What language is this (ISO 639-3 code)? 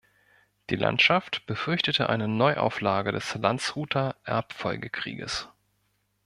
deu